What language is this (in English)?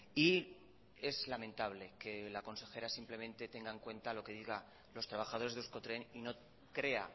Spanish